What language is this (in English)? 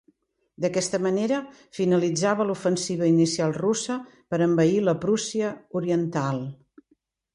Catalan